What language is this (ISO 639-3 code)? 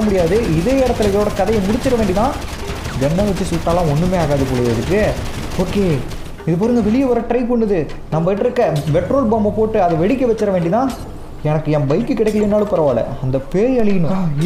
ron